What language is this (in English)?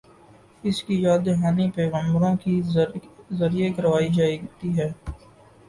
Urdu